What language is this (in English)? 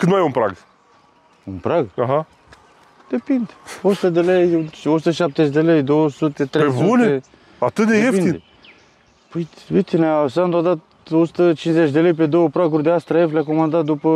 Romanian